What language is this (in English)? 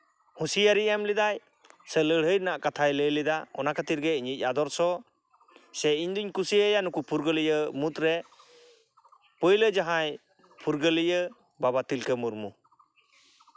Santali